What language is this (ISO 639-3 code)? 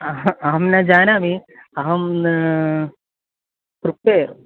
san